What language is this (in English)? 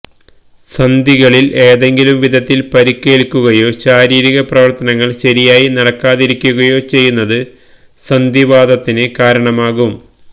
Malayalam